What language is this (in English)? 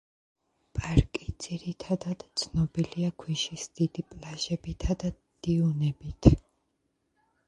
Georgian